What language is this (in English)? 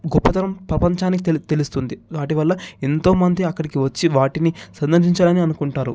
Telugu